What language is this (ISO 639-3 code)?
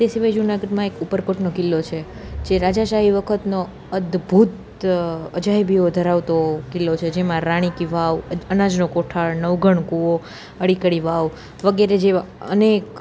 guj